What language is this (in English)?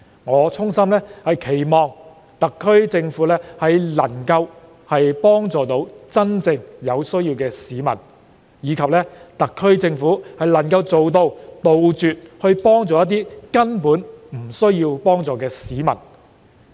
Cantonese